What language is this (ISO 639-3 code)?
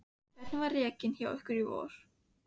isl